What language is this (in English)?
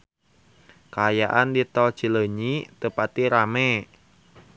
Sundanese